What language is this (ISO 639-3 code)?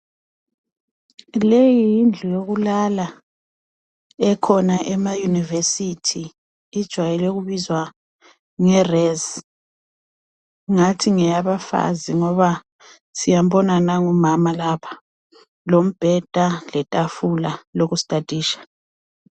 nde